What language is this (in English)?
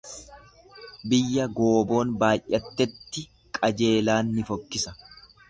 Oromo